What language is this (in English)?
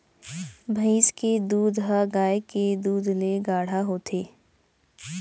Chhattisgarhi